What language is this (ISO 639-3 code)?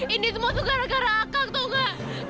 ind